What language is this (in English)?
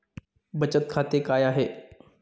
Marathi